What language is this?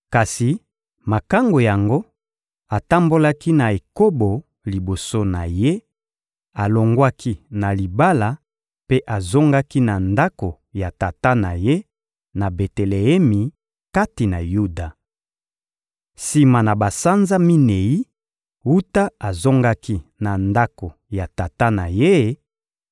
Lingala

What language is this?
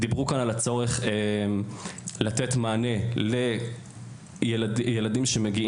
Hebrew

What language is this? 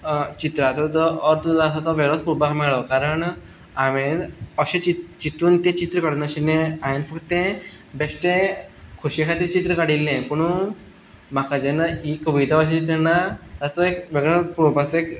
Konkani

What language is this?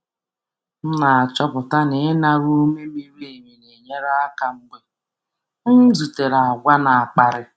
Igbo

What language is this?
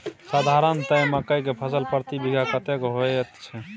Maithili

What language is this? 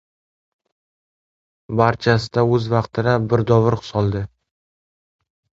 Uzbek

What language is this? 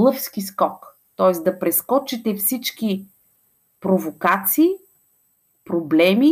Bulgarian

